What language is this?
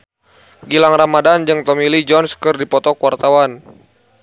Sundanese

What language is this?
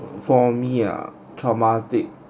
English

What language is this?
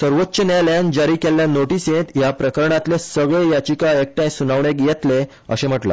Konkani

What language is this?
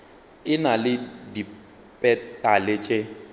Northern Sotho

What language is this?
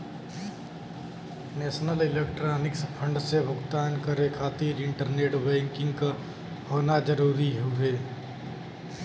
Bhojpuri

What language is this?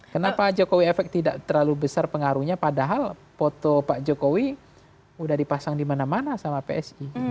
Indonesian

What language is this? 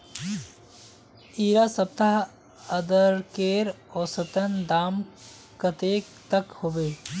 Magahi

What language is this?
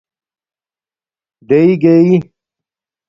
Domaaki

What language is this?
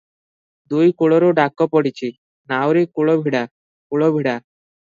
Odia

